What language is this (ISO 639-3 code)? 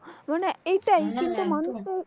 ben